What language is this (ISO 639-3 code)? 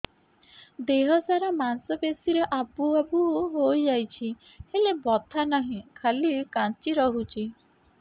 ori